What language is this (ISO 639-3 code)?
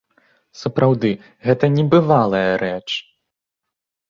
bel